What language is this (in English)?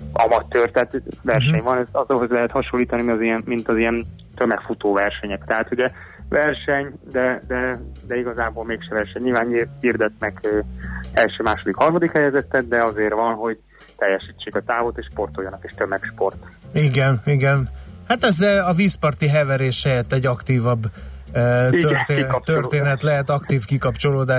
Hungarian